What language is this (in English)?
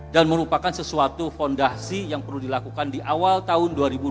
Indonesian